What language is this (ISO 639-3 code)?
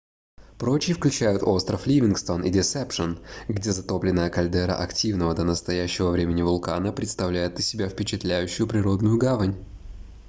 rus